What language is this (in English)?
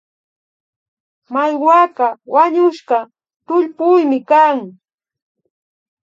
Imbabura Highland Quichua